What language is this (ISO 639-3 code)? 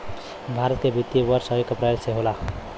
bho